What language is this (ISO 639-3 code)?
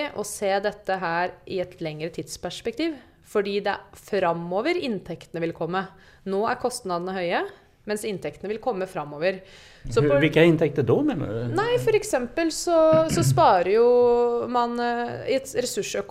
swe